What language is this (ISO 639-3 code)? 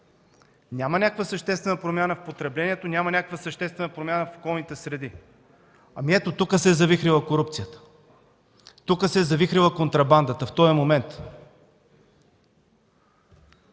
bul